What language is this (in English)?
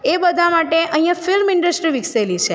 Gujarati